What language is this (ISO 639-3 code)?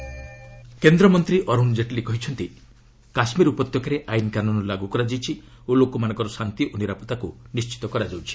ori